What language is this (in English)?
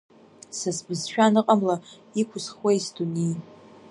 Abkhazian